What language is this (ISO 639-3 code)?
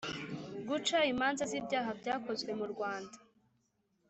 kin